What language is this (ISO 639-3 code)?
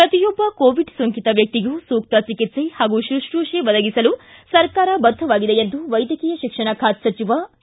kan